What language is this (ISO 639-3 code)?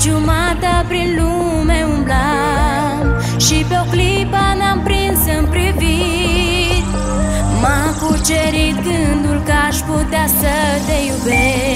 ron